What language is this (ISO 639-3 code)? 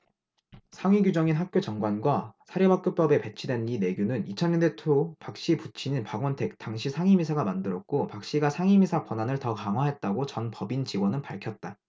kor